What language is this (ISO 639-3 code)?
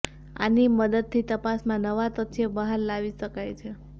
guj